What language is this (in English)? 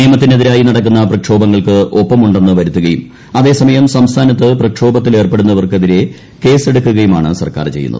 Malayalam